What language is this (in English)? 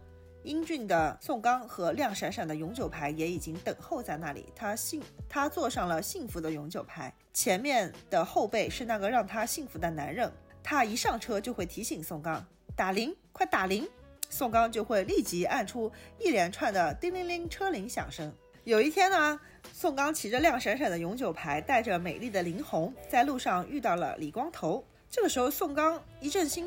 Chinese